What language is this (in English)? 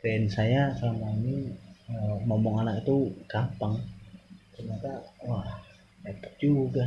Indonesian